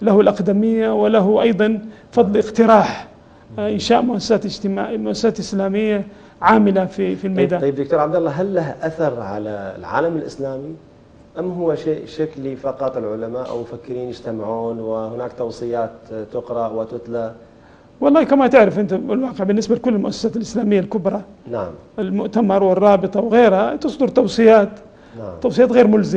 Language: Arabic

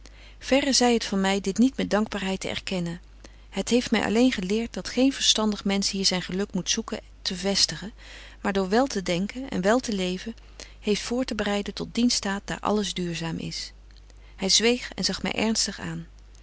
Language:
Dutch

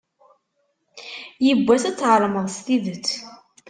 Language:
Kabyle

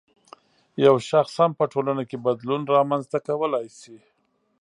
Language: Pashto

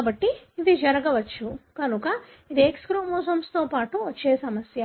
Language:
Telugu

